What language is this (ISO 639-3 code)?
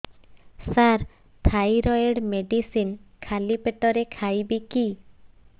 ori